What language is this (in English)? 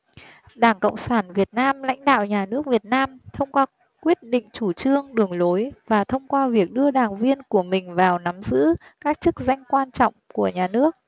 Vietnamese